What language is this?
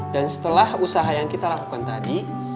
Indonesian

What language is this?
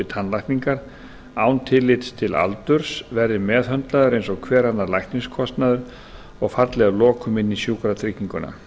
Icelandic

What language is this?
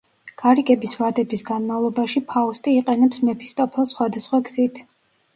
Georgian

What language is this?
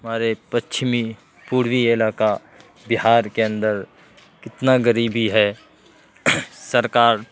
Urdu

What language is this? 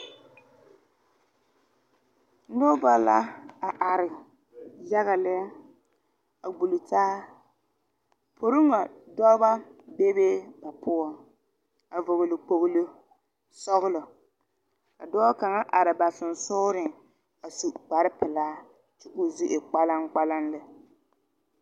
Southern Dagaare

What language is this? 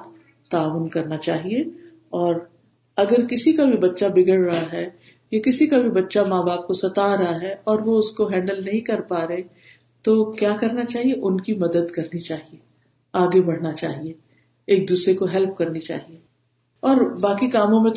Urdu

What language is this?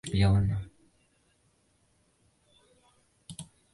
Chinese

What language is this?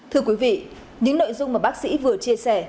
Vietnamese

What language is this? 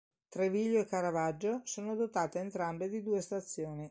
Italian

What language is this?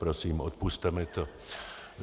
Czech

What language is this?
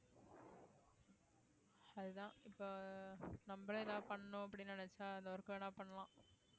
Tamil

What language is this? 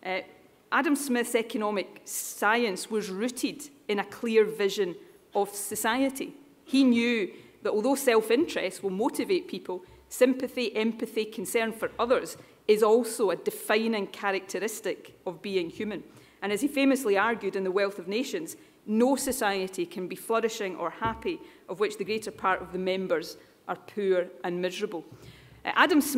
English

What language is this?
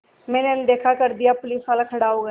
Hindi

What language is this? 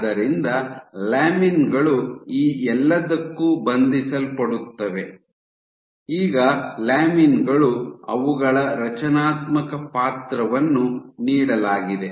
Kannada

